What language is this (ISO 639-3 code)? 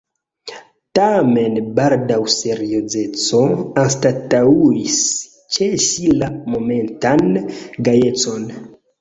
epo